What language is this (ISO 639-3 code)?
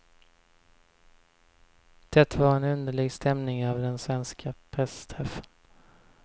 swe